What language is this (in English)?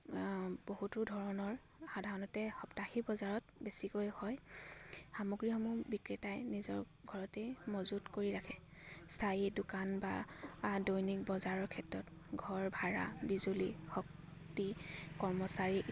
Assamese